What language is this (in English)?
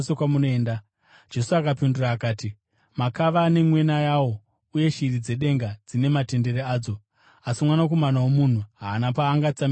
Shona